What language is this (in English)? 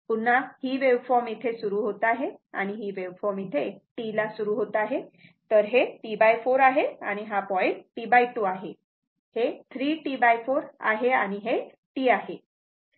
Marathi